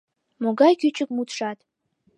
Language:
Mari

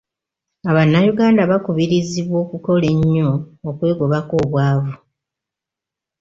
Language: Ganda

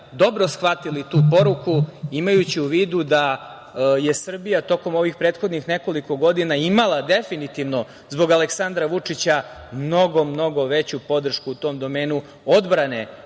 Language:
Serbian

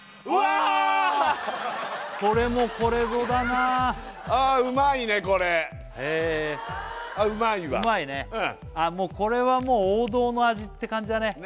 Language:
Japanese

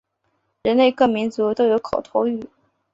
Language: Chinese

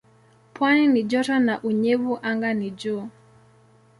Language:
Swahili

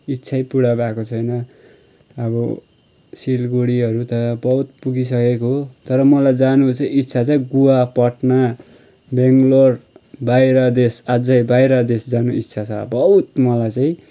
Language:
Nepali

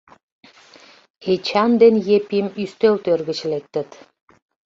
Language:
Mari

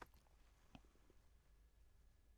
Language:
Danish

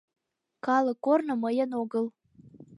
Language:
Mari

